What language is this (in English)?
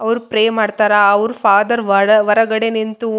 Kannada